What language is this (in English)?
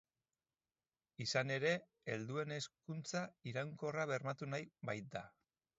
Basque